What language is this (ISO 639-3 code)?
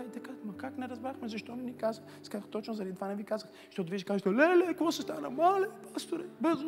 bul